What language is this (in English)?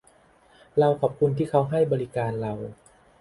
Thai